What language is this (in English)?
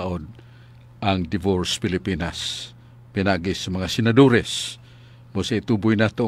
Filipino